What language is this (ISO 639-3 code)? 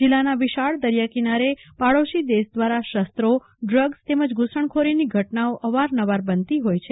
guj